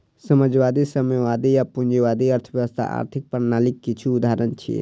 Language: Maithili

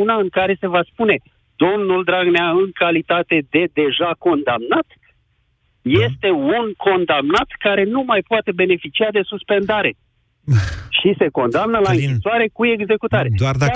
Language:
Romanian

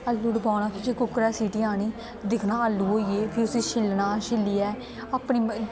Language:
Dogri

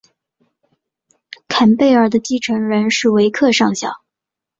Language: Chinese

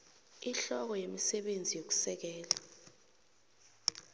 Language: South Ndebele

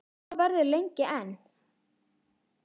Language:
Icelandic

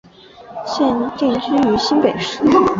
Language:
Chinese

